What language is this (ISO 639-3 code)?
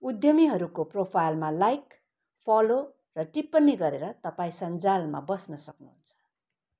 nep